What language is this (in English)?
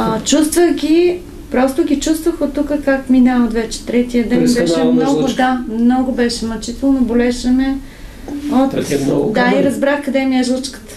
Bulgarian